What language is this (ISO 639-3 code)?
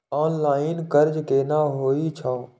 mai